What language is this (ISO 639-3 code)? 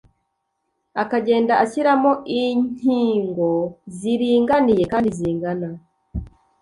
kin